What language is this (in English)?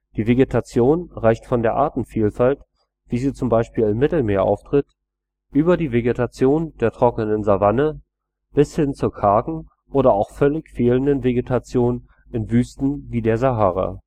German